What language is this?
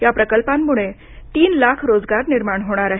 Marathi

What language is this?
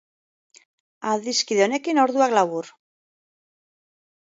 Basque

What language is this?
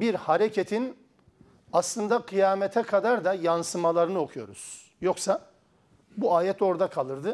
Turkish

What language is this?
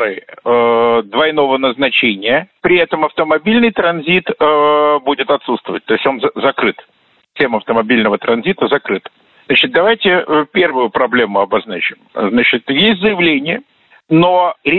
Russian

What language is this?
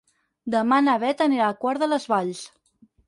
Catalan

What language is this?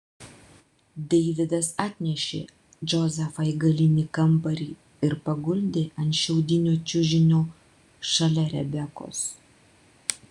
Lithuanian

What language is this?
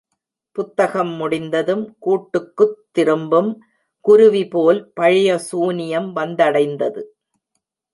Tamil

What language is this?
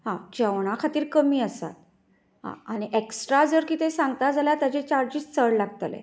Konkani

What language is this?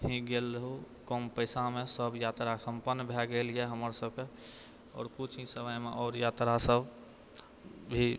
Maithili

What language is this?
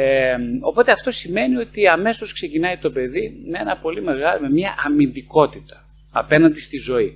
Greek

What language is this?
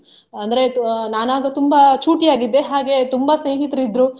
Kannada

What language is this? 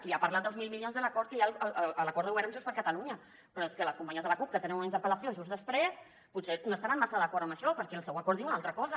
Catalan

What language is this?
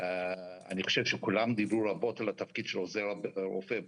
Hebrew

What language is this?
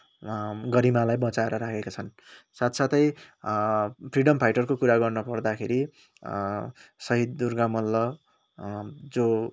Nepali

